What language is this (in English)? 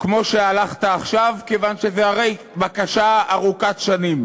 Hebrew